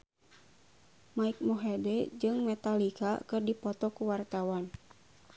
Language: Sundanese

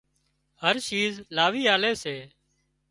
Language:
Wadiyara Koli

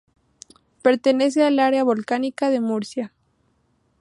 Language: Spanish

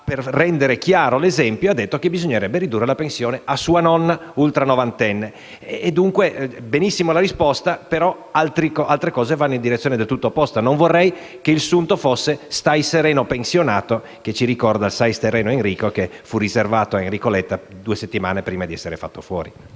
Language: Italian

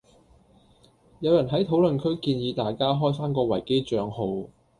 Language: Cantonese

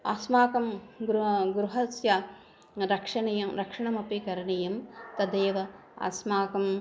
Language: Sanskrit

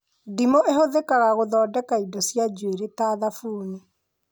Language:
Kikuyu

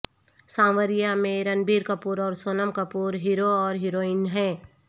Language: Urdu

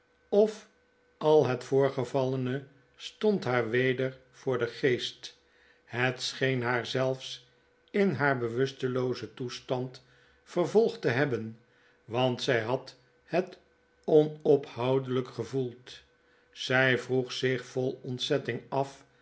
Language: Dutch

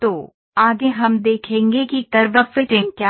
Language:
Hindi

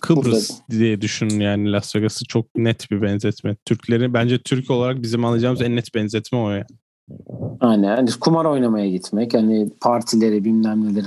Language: Turkish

